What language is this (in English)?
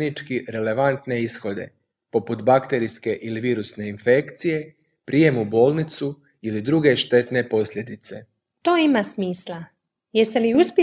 Croatian